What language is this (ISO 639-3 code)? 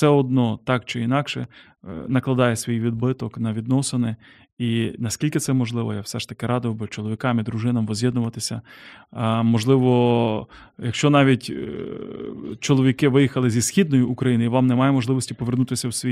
ukr